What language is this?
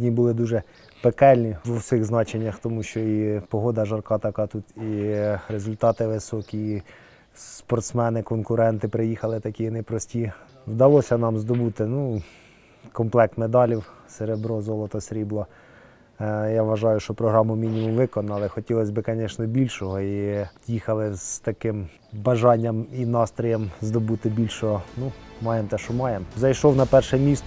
Ukrainian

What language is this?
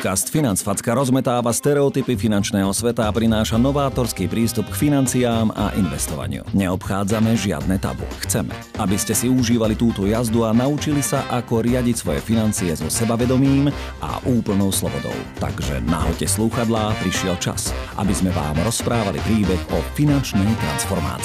Slovak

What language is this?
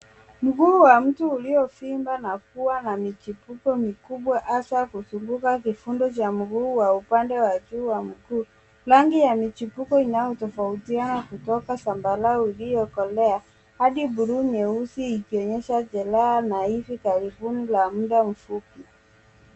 Swahili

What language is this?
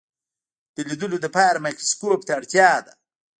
Pashto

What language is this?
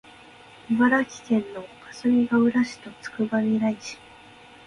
Japanese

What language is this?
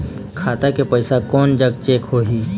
Chhattisgarhi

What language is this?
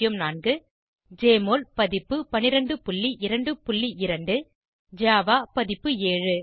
Tamil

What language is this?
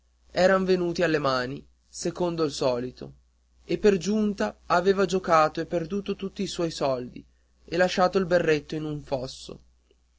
Italian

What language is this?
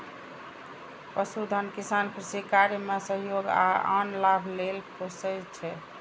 Maithili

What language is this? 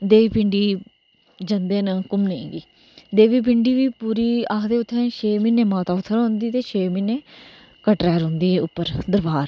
Dogri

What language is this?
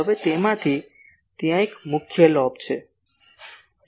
Gujarati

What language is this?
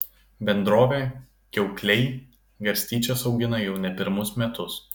Lithuanian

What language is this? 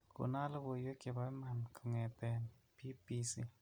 Kalenjin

